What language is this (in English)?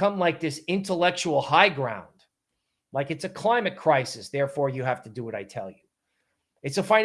English